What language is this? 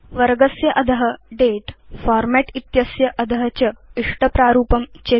Sanskrit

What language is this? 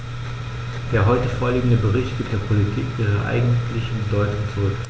German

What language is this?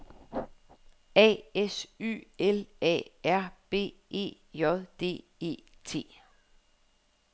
Danish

